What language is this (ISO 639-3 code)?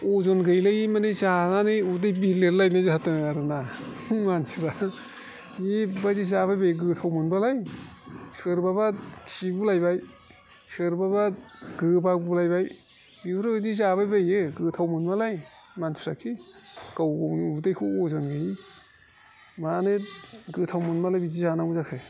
brx